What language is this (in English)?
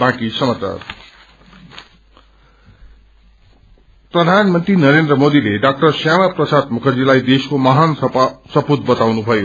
Nepali